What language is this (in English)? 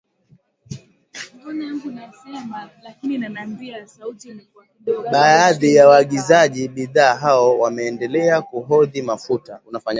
Swahili